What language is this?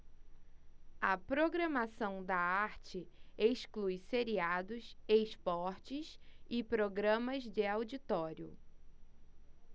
Portuguese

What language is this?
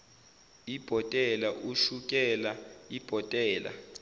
Zulu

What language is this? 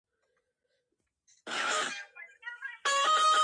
Georgian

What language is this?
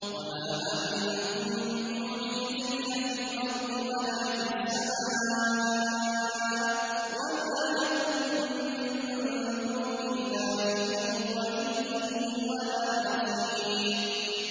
Arabic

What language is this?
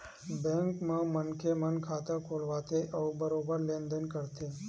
Chhattisgarhi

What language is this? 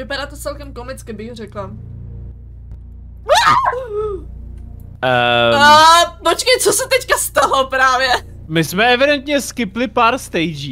Czech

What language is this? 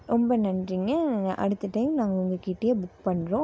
Tamil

